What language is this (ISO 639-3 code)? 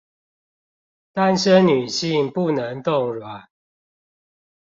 zho